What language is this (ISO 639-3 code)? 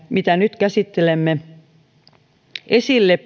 fin